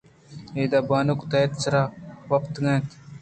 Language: Eastern Balochi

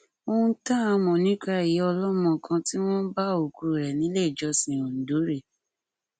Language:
Yoruba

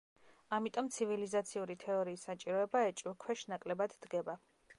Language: Georgian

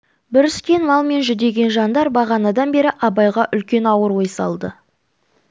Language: Kazakh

